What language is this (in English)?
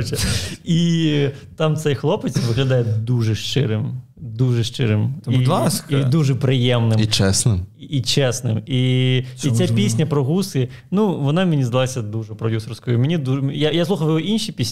Ukrainian